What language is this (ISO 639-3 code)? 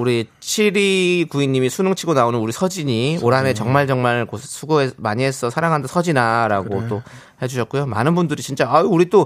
kor